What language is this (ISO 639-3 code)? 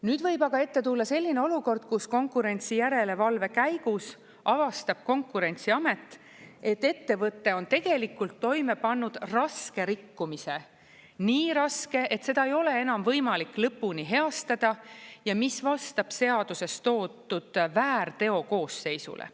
est